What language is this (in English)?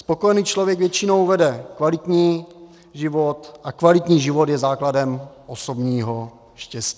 Czech